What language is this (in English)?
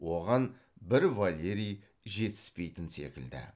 Kazakh